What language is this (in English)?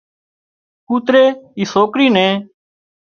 Wadiyara Koli